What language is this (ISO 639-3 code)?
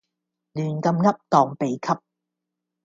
yue